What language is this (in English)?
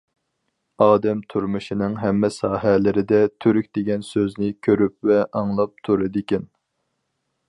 Uyghur